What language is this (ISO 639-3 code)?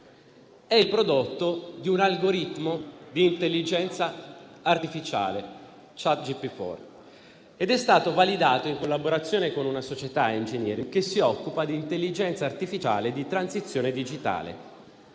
ita